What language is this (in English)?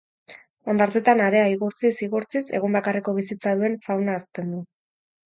Basque